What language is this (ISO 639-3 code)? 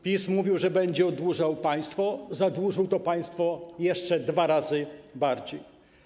pol